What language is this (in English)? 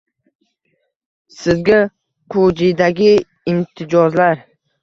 Uzbek